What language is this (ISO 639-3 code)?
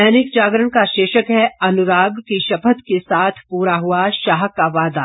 hin